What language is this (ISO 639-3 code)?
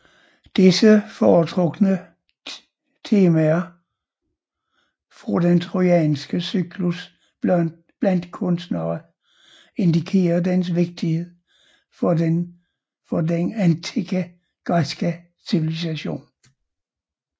dan